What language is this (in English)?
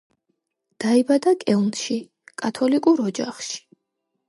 Georgian